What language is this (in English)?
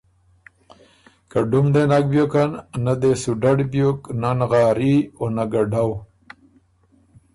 Ormuri